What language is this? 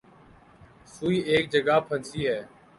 Urdu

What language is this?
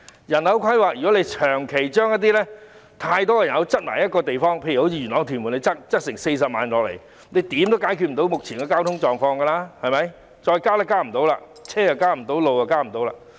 Cantonese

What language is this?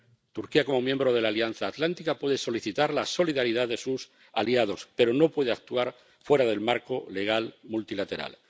Spanish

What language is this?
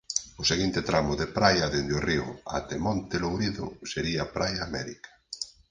Galician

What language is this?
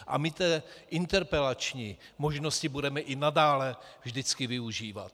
Czech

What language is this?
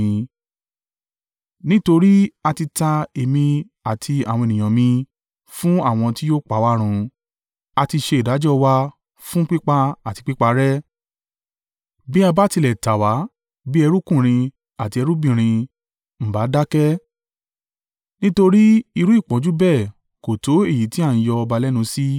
Yoruba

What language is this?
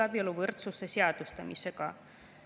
Estonian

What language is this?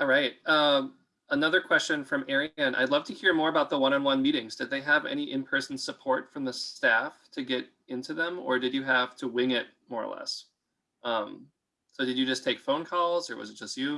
English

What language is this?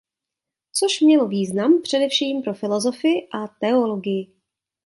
Czech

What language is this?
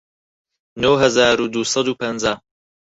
Central Kurdish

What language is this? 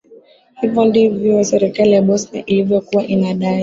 Swahili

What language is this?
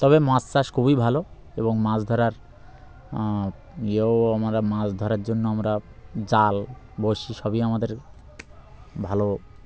Bangla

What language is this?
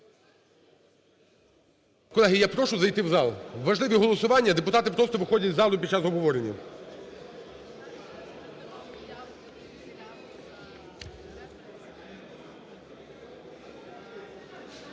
Ukrainian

